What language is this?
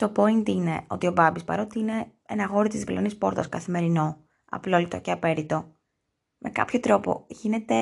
Greek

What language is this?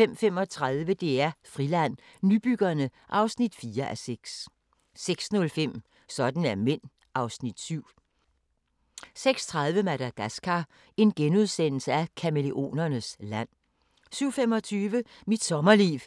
Danish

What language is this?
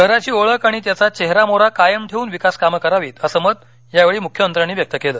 Marathi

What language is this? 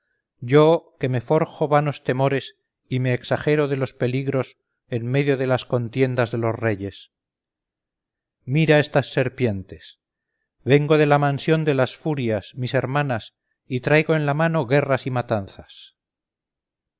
Spanish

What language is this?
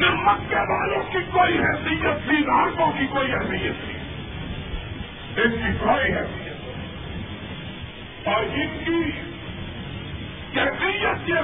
Urdu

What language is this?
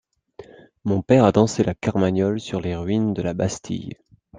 French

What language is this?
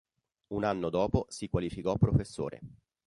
Italian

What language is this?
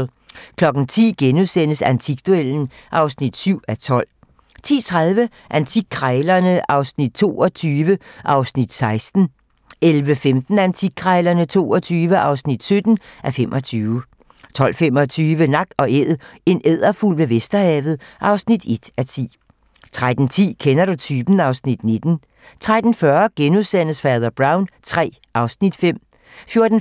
Danish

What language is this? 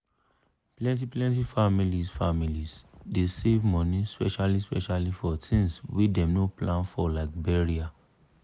Nigerian Pidgin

